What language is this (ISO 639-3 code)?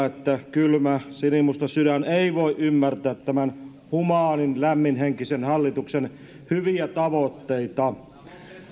fin